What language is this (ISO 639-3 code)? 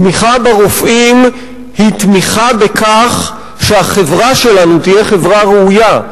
heb